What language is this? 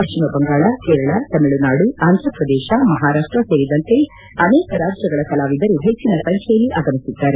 Kannada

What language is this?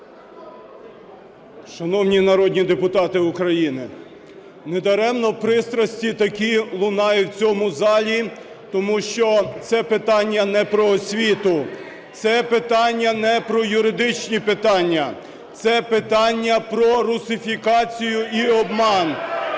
Ukrainian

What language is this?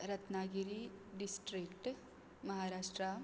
Konkani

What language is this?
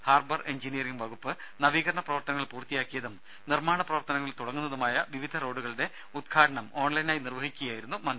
Malayalam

